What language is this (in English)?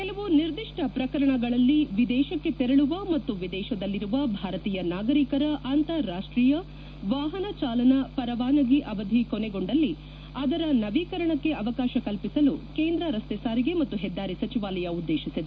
Kannada